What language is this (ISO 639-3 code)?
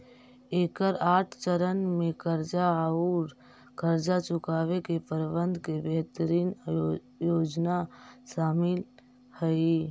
mag